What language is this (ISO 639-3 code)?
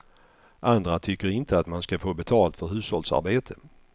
swe